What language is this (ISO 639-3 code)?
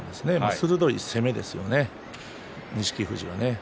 jpn